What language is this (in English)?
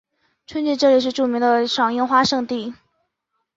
Chinese